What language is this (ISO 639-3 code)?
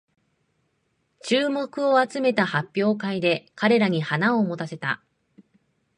jpn